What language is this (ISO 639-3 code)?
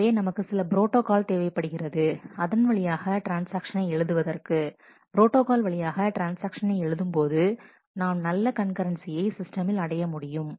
tam